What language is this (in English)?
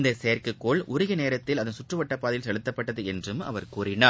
Tamil